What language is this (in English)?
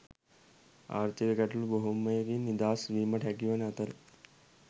Sinhala